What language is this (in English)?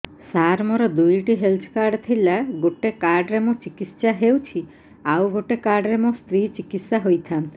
Odia